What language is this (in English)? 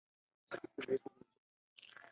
Chinese